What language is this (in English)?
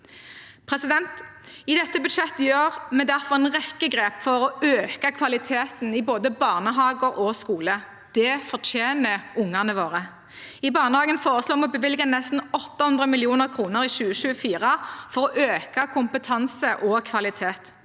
Norwegian